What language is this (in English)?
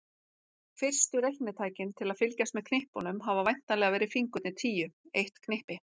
Icelandic